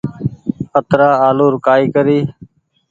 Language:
Goaria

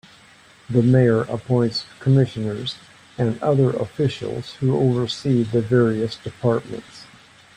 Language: English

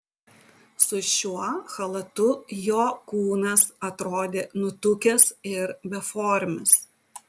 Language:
Lithuanian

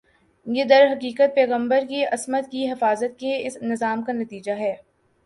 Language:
Urdu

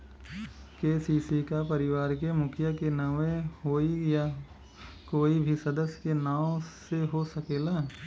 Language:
Bhojpuri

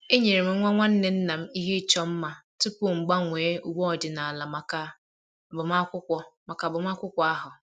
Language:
Igbo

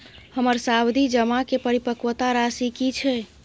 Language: Maithili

